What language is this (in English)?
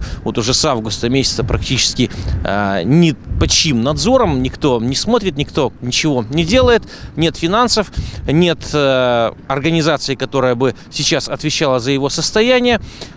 Russian